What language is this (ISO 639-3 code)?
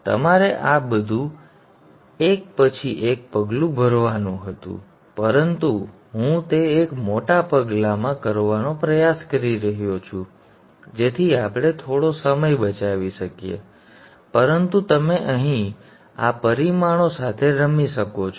guj